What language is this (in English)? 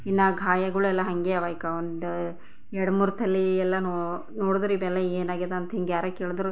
Kannada